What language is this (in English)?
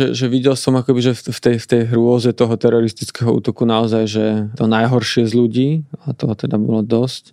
Slovak